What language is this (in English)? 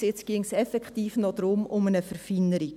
Swiss German